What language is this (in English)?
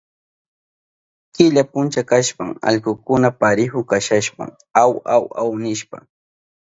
Southern Pastaza Quechua